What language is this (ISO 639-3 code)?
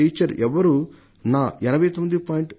tel